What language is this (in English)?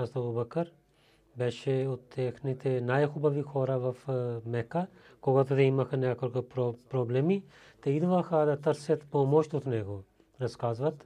Bulgarian